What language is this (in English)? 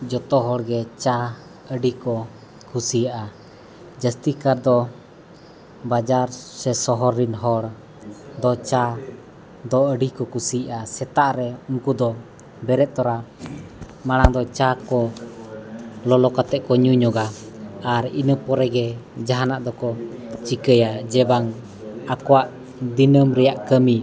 Santali